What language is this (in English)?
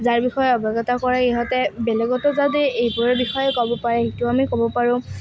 Assamese